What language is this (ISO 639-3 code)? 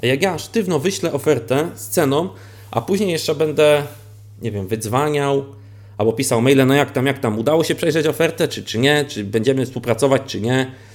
pol